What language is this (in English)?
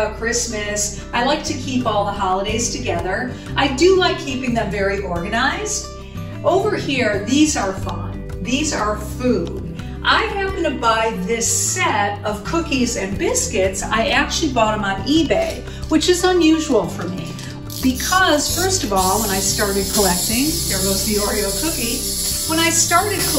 English